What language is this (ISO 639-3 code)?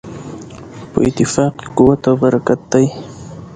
pus